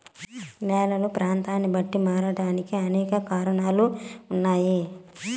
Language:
Telugu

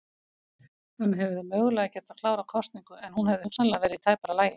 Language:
Icelandic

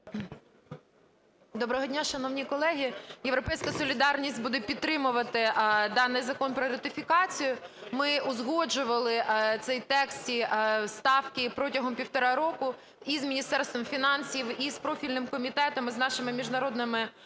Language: Ukrainian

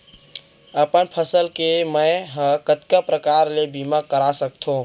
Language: Chhattisgarhi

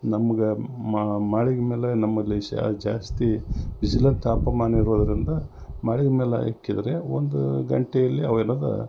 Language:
Kannada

